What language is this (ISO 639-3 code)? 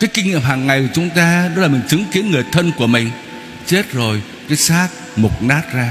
vie